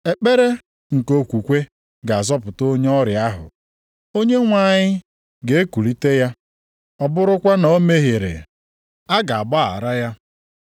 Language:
Igbo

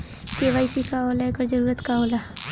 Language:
Bhojpuri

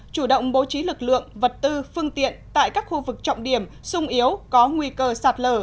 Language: Vietnamese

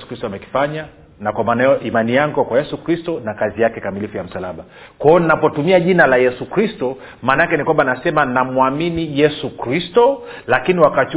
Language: Swahili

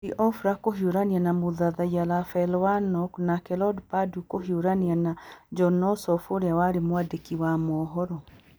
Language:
Kikuyu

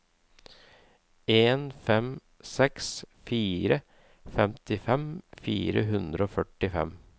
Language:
Norwegian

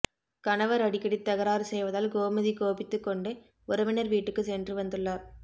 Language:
Tamil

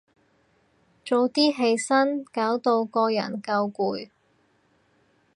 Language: Cantonese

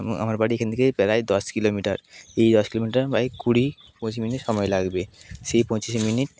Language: Bangla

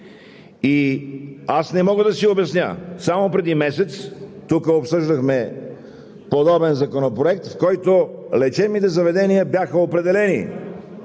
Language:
Bulgarian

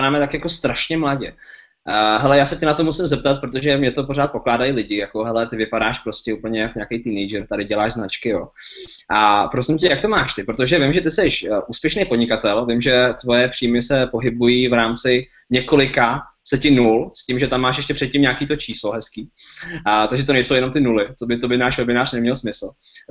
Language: Czech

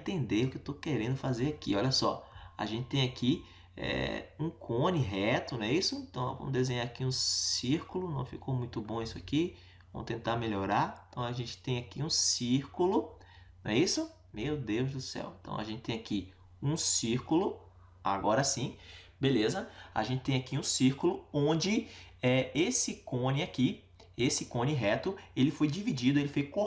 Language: Portuguese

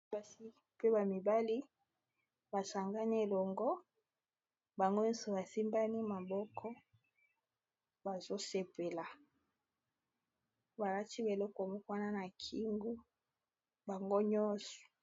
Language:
Lingala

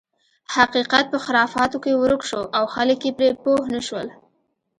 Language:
Pashto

